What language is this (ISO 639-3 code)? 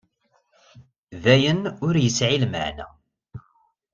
kab